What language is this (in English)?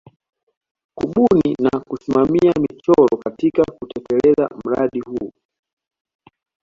Swahili